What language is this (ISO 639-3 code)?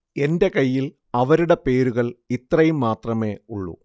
mal